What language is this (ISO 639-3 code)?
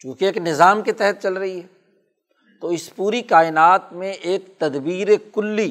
urd